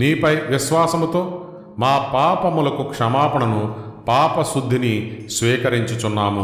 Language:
Telugu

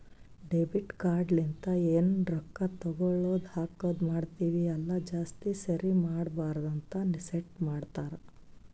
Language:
Kannada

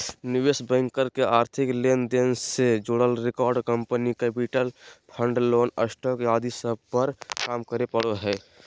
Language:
Magahi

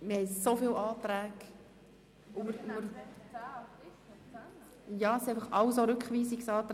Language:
Swiss German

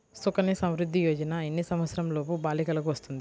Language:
Telugu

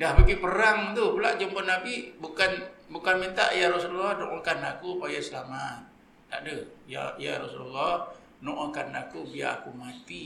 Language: Malay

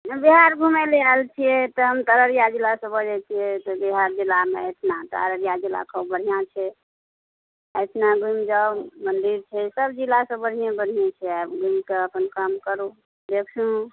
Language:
Maithili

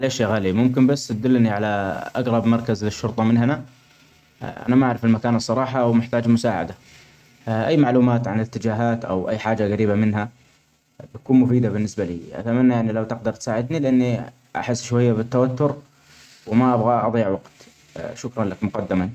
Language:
Omani Arabic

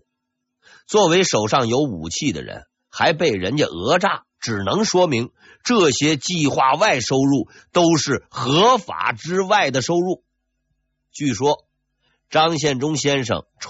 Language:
Chinese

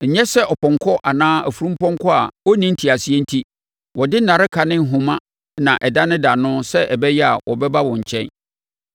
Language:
Akan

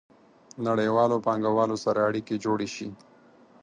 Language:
Pashto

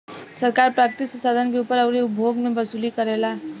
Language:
Bhojpuri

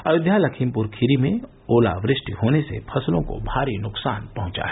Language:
Hindi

